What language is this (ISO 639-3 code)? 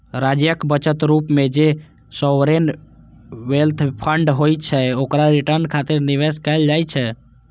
mai